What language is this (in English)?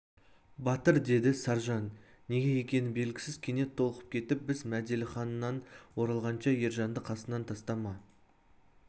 Kazakh